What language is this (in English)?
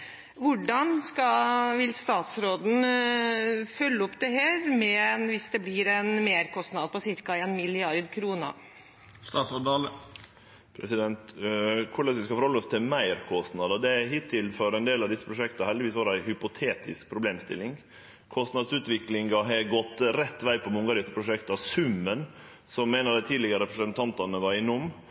Norwegian Nynorsk